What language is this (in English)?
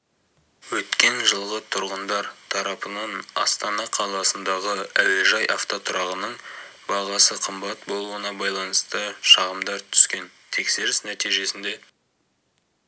Kazakh